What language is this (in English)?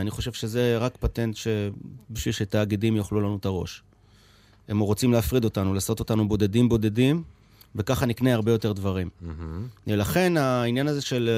Hebrew